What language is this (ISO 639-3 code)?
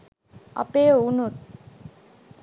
sin